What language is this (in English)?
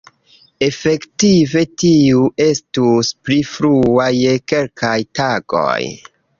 Esperanto